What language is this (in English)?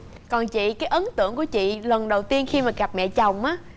Vietnamese